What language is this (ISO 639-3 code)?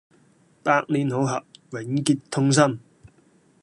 yue